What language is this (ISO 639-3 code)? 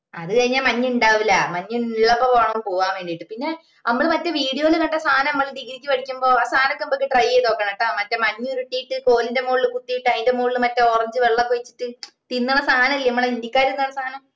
mal